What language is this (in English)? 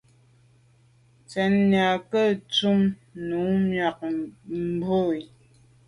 Medumba